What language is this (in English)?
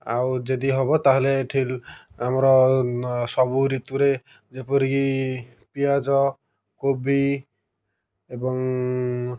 Odia